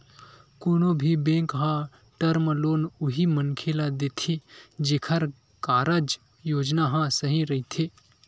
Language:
Chhattisgarhi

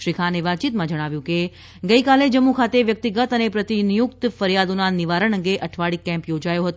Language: Gujarati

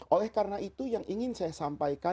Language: Indonesian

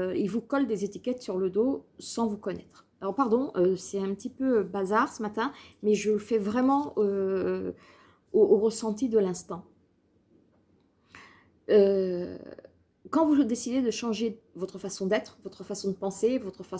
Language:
French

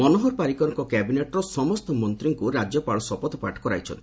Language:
Odia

